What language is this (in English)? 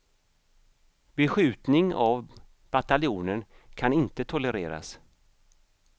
Swedish